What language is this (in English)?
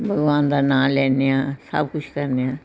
Punjabi